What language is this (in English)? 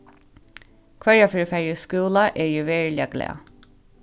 Faroese